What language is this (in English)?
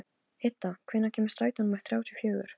Icelandic